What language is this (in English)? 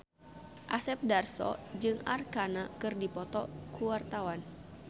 Sundanese